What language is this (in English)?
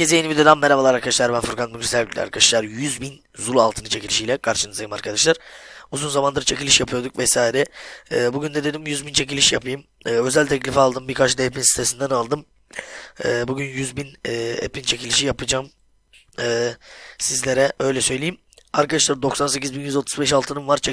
Turkish